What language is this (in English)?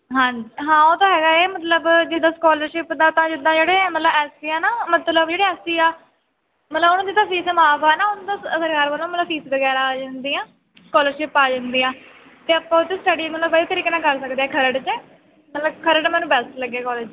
Punjabi